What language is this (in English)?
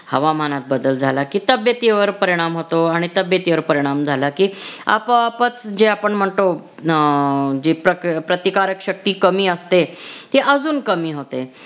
Marathi